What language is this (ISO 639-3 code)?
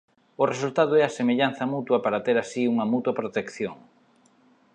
glg